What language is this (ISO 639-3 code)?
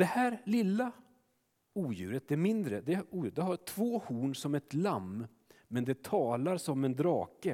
swe